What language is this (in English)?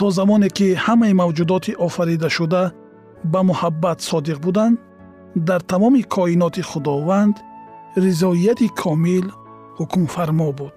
Persian